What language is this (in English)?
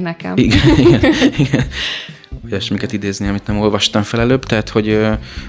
Hungarian